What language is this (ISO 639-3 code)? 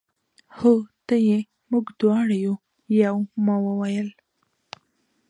pus